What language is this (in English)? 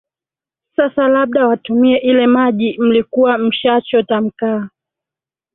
Swahili